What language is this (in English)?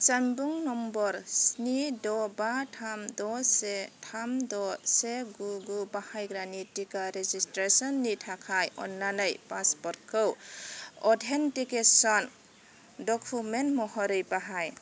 Bodo